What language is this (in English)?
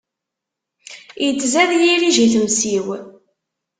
Kabyle